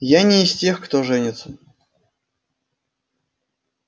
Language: Russian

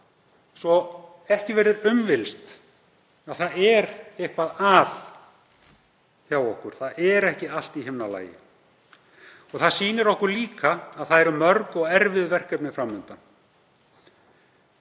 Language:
Icelandic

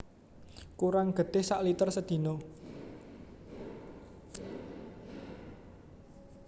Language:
Javanese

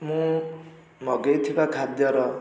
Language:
Odia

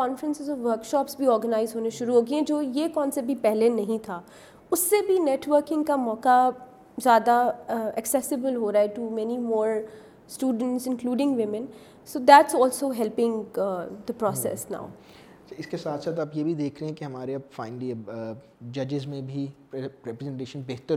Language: Urdu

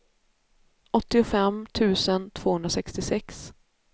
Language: Swedish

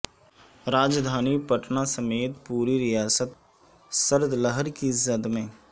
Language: Urdu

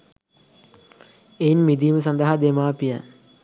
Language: Sinhala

